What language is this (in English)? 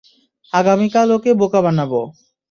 Bangla